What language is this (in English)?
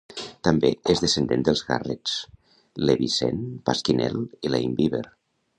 Catalan